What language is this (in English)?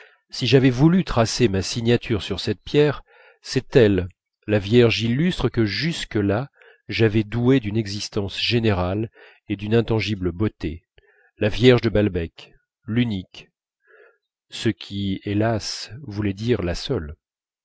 French